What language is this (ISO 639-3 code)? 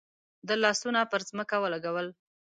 pus